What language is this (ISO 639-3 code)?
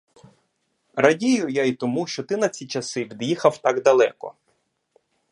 ukr